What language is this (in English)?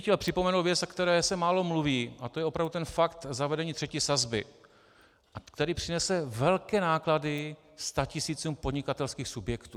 Czech